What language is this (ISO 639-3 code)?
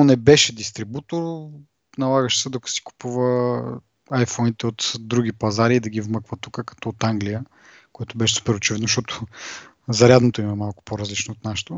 bul